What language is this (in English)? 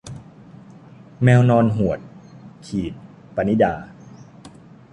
Thai